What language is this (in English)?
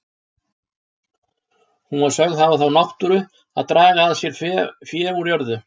Icelandic